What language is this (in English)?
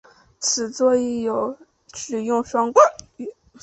Chinese